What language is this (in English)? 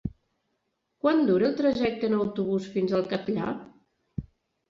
Catalan